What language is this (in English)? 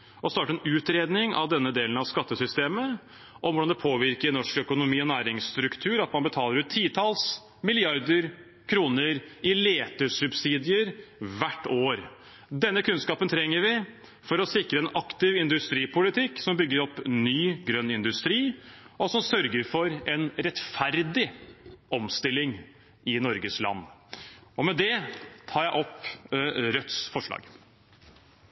Norwegian Bokmål